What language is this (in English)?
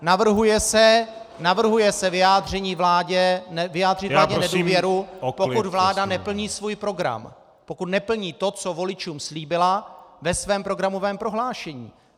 Czech